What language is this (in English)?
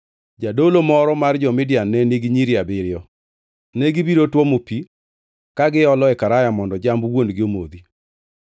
Luo (Kenya and Tanzania)